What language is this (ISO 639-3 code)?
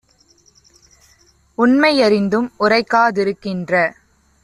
tam